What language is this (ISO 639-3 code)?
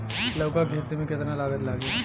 bho